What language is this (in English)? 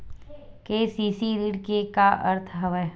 Chhattisgarhi